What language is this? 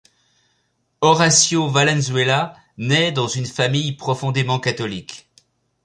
French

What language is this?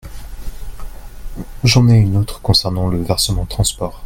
French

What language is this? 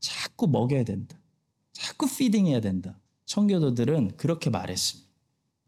Korean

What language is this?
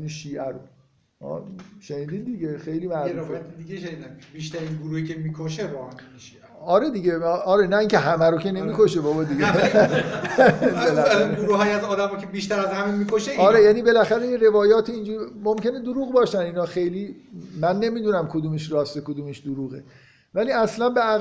Persian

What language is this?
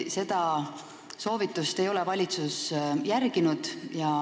Estonian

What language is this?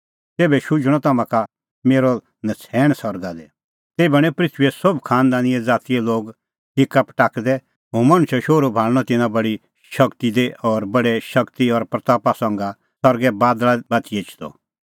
Kullu Pahari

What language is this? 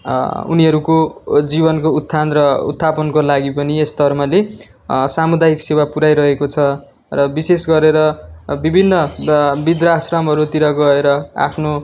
Nepali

